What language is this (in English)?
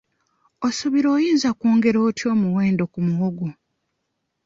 Ganda